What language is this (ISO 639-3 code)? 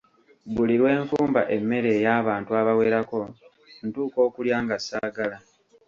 lug